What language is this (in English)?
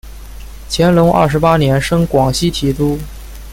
Chinese